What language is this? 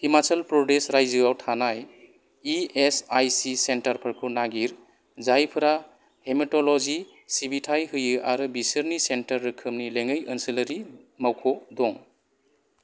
Bodo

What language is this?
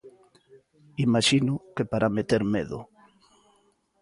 Galician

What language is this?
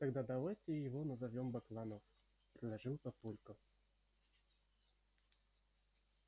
Russian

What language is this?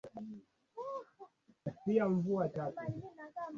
Swahili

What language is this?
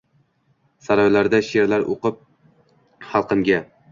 Uzbek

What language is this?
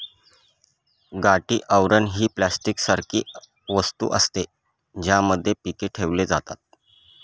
Marathi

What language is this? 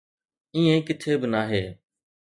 Sindhi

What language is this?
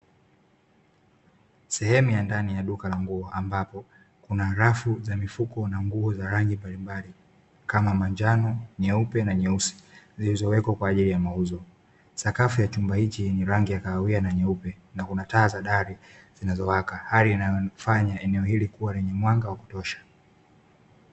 Swahili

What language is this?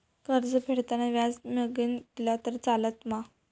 Marathi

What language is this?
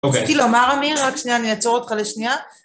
Hebrew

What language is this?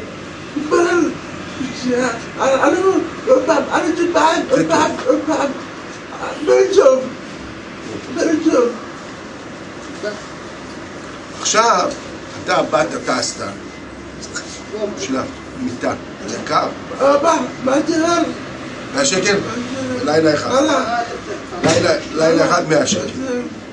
Hebrew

